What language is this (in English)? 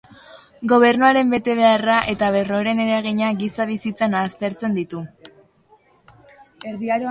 Basque